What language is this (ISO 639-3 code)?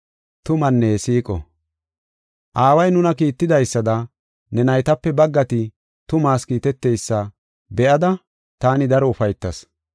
gof